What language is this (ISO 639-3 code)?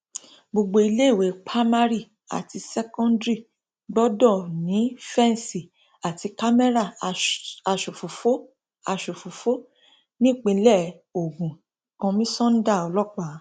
yor